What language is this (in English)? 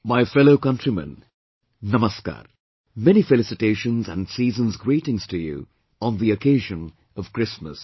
English